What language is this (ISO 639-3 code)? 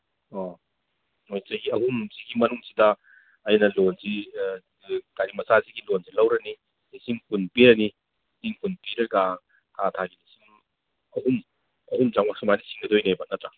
mni